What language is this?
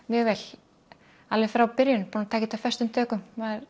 Icelandic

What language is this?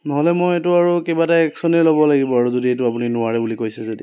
Assamese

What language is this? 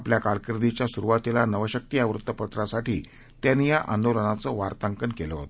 Marathi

